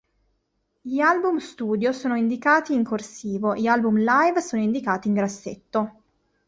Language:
Italian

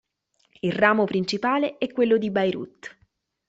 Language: Italian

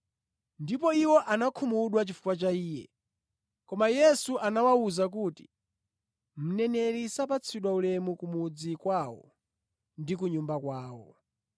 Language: Nyanja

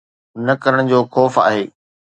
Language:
Sindhi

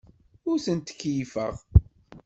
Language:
Kabyle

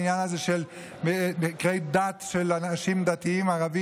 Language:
Hebrew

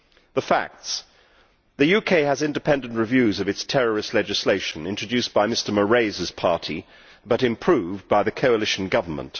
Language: English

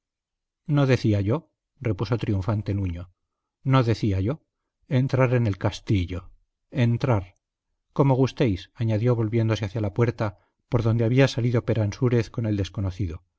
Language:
Spanish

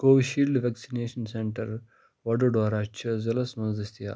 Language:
Kashmiri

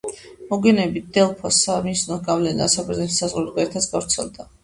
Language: Georgian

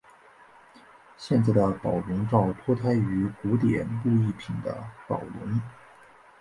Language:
Chinese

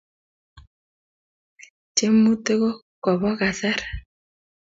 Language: Kalenjin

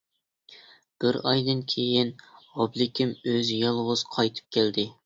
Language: Uyghur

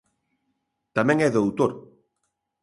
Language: Galician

